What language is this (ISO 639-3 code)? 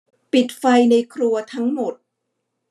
tha